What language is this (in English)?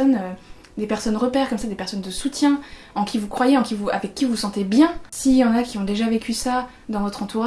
French